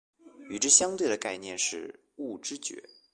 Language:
Chinese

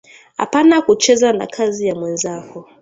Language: Swahili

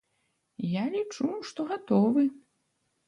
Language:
Belarusian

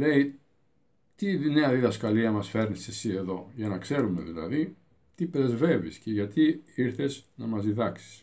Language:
Greek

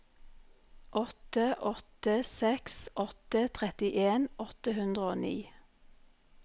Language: Norwegian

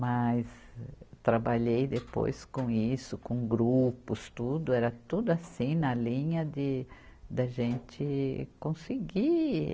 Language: Portuguese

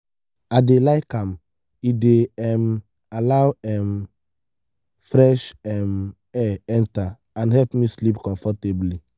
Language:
Nigerian Pidgin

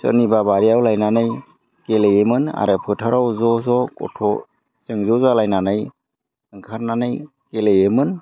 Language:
Bodo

